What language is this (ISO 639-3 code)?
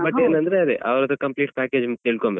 kan